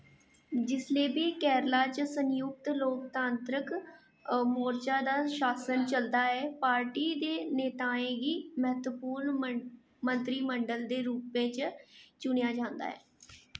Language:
Dogri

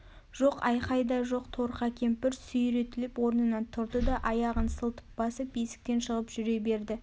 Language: Kazakh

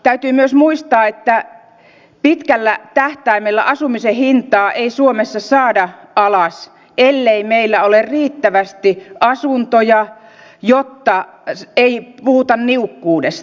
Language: Finnish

